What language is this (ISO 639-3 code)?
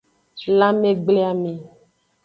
ajg